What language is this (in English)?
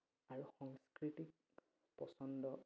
Assamese